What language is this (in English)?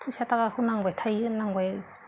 Bodo